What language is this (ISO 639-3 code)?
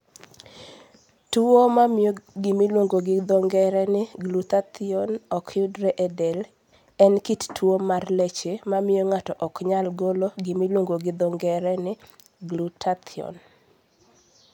luo